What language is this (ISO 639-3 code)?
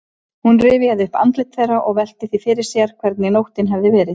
isl